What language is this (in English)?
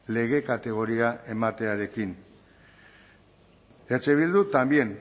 Basque